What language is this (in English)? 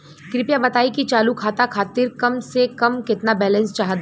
Bhojpuri